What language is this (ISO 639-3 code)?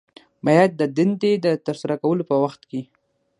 pus